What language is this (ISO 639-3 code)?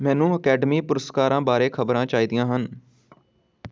pan